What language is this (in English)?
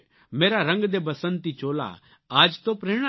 Gujarati